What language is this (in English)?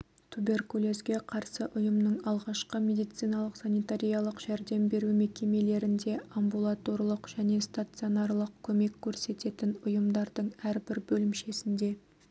Kazakh